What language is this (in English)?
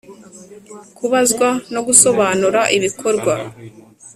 Kinyarwanda